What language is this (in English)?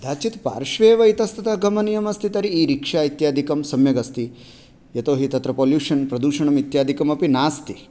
Sanskrit